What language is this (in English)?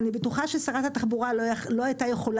Hebrew